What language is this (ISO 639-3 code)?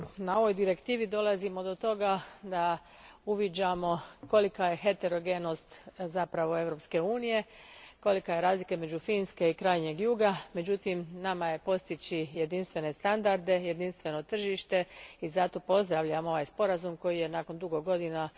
hrv